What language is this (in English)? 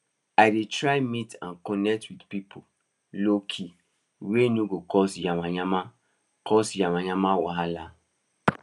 Nigerian Pidgin